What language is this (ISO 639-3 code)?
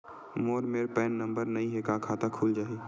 hne